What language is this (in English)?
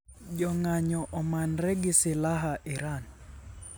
Luo (Kenya and Tanzania)